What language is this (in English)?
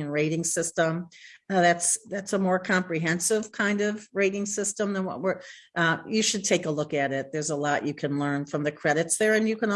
English